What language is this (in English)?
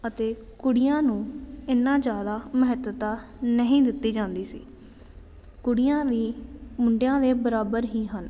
Punjabi